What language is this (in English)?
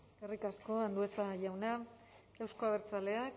Basque